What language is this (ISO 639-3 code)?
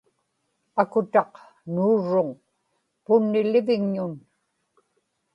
ipk